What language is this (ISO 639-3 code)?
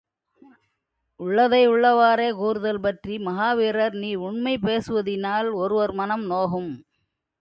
tam